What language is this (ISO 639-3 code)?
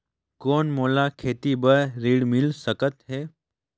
hne